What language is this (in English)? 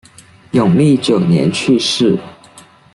Chinese